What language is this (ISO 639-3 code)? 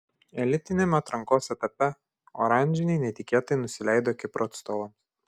lit